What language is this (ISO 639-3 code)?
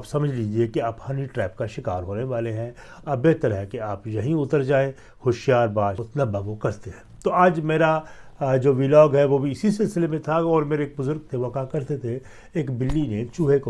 urd